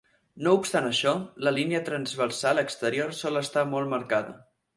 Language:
Catalan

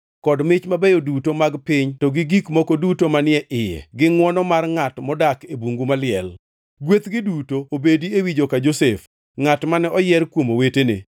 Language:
Luo (Kenya and Tanzania)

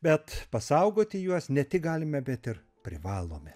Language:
Lithuanian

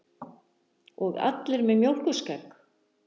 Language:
Icelandic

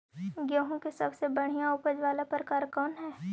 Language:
Magahi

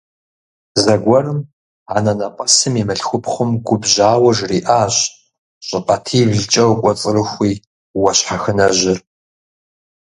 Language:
Kabardian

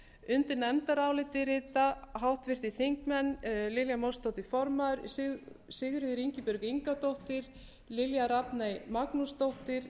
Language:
Icelandic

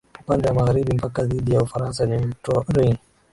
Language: Swahili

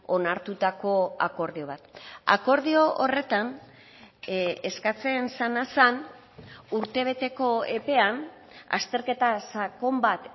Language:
Basque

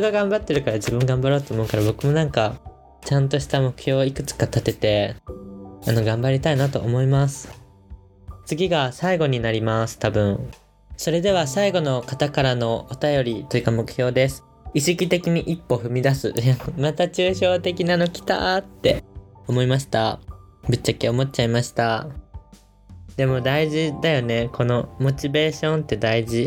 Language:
Japanese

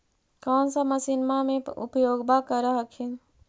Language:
Magahi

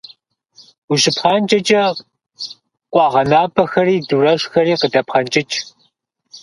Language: Kabardian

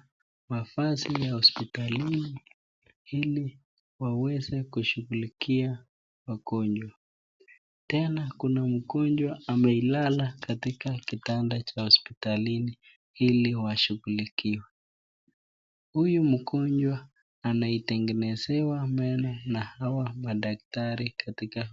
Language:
Swahili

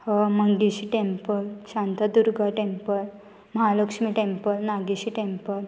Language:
Konkani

